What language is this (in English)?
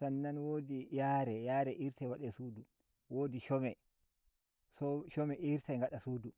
Nigerian Fulfulde